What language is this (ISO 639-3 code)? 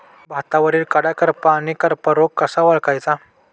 mar